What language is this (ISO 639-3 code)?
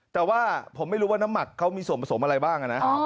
tha